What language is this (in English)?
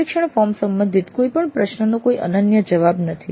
Gujarati